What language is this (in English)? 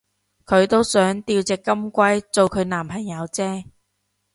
Cantonese